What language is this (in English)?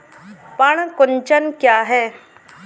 Hindi